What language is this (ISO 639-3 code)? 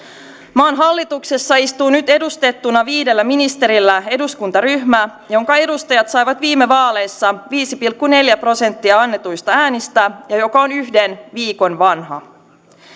fin